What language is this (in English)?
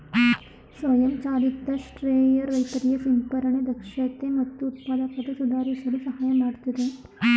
Kannada